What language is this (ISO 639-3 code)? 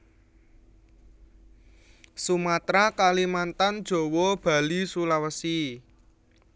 jav